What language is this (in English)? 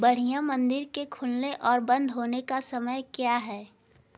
Hindi